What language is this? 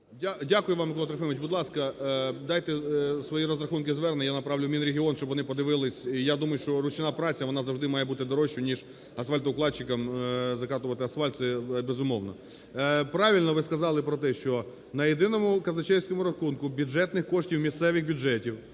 Ukrainian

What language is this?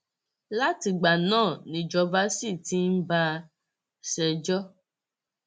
Yoruba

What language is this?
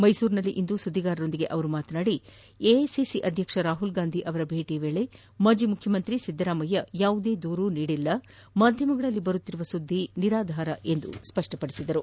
Kannada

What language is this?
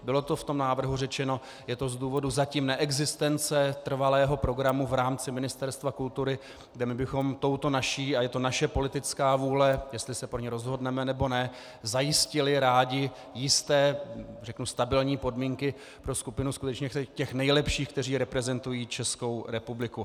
Czech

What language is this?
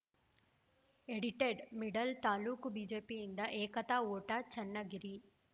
Kannada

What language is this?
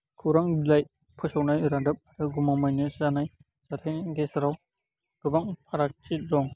Bodo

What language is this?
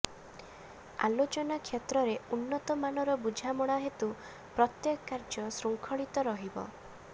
Odia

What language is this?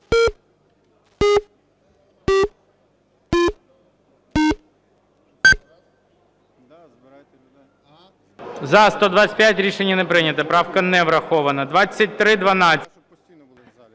Ukrainian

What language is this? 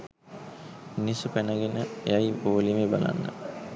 Sinhala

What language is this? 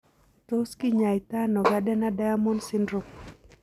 Kalenjin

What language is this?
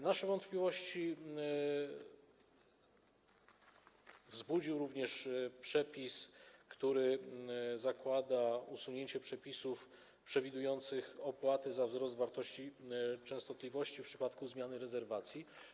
Polish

